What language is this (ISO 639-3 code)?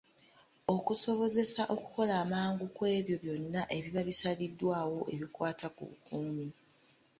lug